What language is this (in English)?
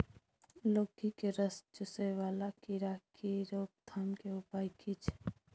Maithili